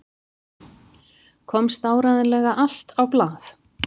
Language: Icelandic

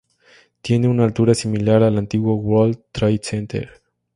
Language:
Spanish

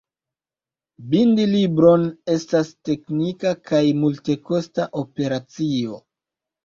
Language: Esperanto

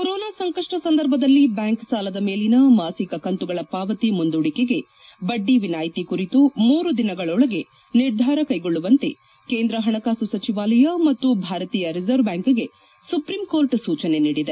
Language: Kannada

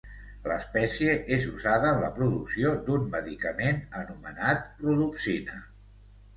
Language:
Catalan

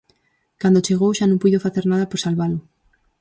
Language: Galician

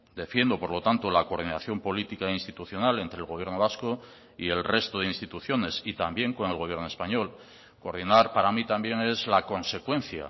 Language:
Spanish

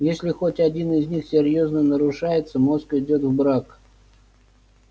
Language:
Russian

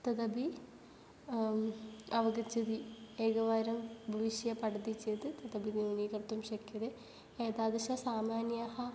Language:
Sanskrit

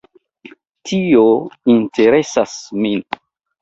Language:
Esperanto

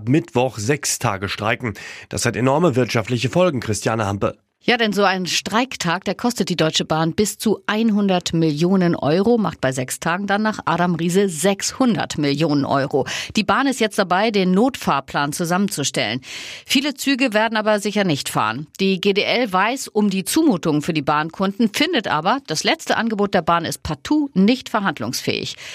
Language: German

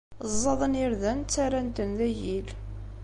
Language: Kabyle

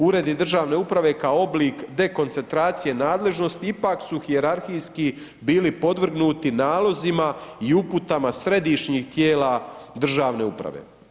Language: Croatian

